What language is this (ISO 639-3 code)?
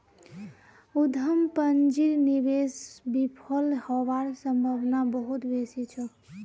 mag